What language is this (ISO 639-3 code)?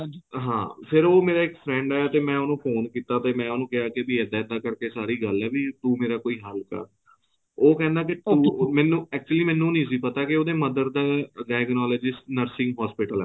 pan